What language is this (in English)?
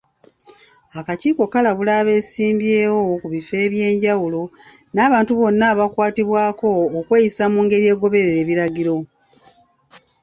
Ganda